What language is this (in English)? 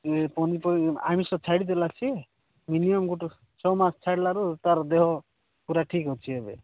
Odia